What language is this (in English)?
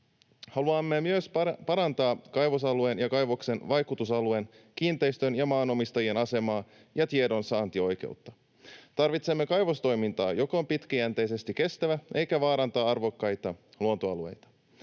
Finnish